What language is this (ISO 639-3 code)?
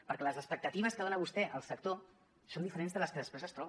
cat